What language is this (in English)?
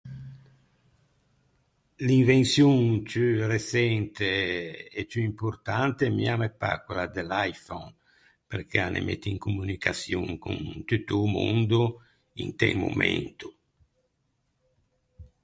Ligurian